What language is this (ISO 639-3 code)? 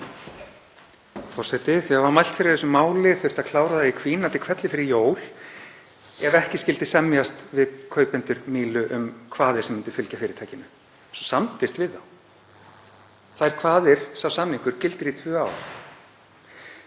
isl